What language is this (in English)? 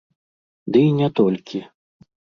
Belarusian